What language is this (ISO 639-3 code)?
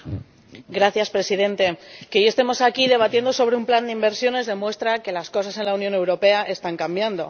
spa